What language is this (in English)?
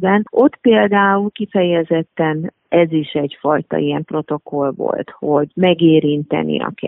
Hungarian